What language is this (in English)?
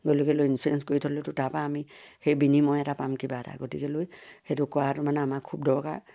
Assamese